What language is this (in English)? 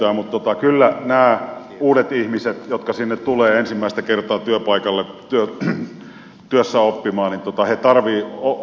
Finnish